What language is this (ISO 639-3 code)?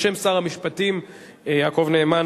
heb